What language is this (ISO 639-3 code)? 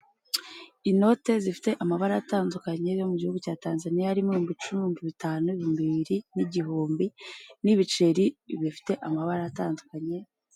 kin